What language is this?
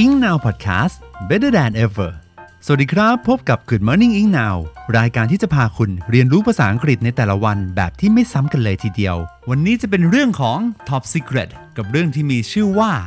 Thai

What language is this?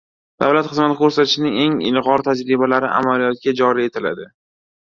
Uzbek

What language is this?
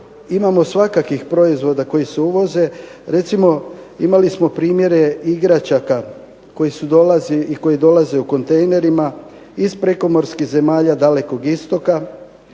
Croatian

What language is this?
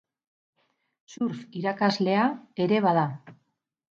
Basque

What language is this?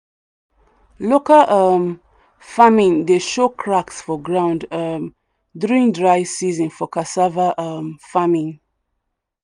Nigerian Pidgin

